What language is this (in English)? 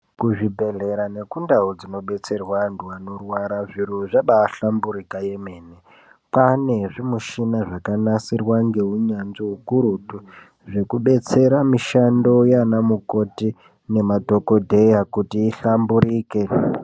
Ndau